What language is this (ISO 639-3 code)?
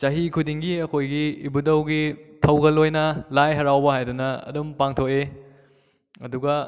mni